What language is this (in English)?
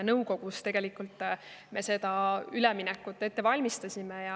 Estonian